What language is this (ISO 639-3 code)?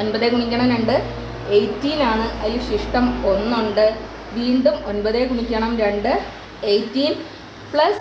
mal